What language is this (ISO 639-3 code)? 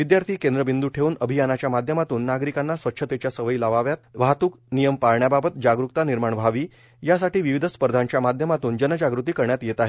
mar